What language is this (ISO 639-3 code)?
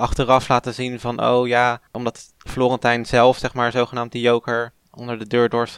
nld